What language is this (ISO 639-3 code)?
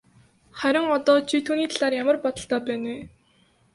mon